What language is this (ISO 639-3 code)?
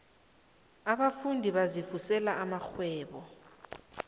nbl